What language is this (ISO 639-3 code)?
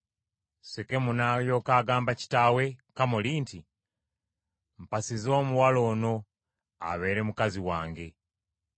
lug